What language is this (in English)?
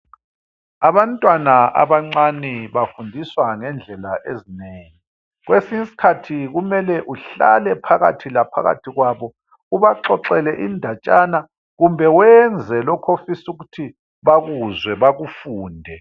North Ndebele